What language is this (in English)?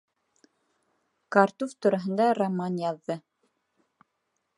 Bashkir